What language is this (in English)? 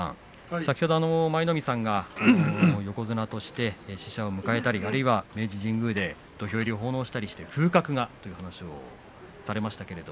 Japanese